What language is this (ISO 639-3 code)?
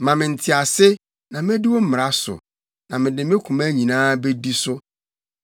aka